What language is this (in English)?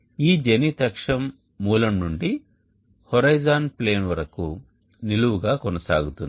Telugu